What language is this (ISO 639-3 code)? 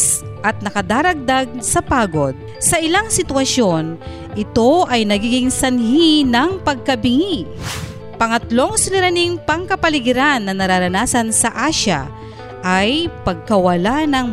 fil